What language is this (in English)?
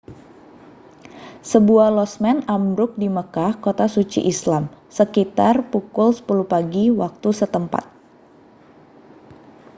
Indonesian